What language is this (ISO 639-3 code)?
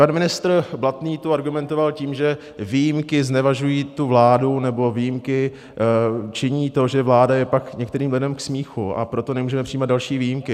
ces